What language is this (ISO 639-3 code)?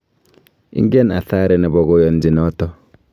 kln